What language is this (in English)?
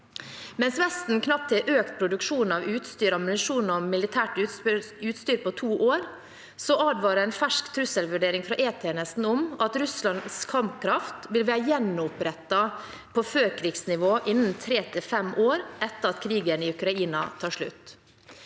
Norwegian